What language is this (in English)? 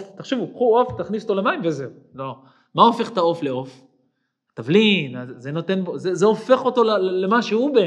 Hebrew